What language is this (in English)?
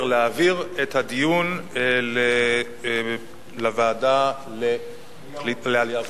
Hebrew